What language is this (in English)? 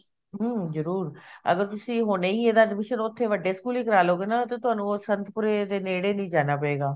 Punjabi